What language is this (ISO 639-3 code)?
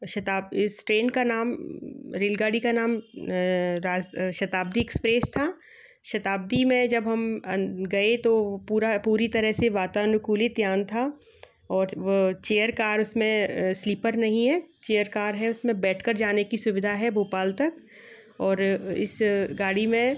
hin